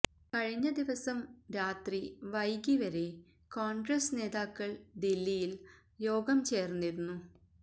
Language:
Malayalam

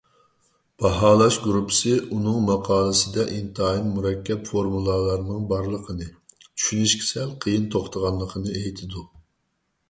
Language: Uyghur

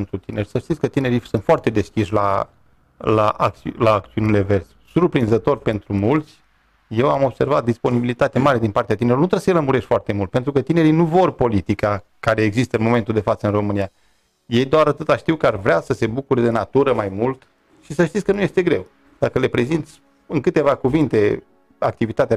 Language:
Romanian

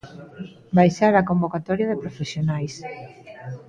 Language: Galician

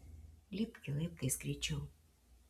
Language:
Lithuanian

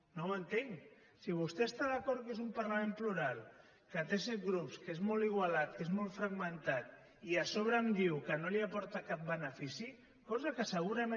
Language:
Catalan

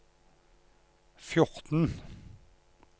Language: Norwegian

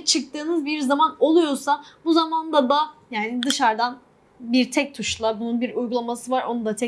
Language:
Turkish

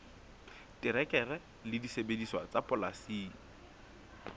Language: Southern Sotho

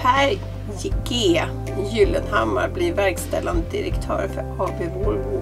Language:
Swedish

